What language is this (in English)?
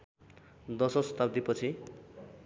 Nepali